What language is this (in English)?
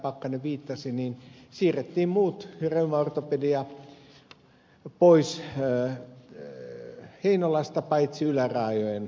Finnish